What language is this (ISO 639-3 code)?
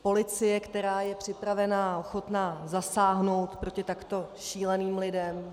ces